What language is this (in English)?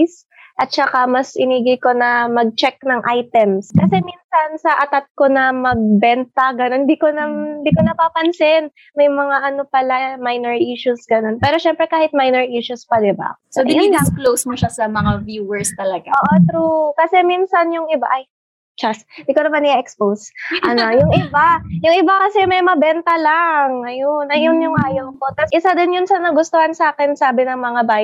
Filipino